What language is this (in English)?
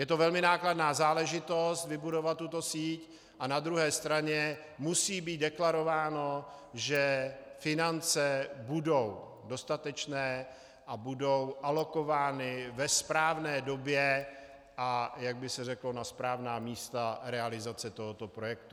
Czech